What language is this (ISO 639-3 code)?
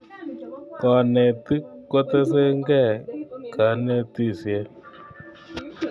kln